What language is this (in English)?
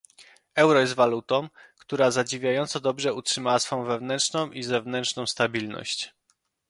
Polish